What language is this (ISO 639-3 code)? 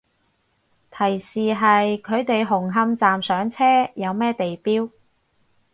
yue